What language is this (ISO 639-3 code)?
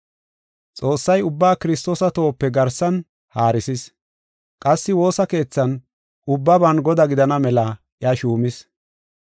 gof